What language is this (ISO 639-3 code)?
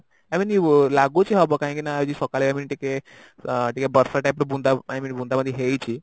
ori